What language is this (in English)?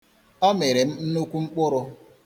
Igbo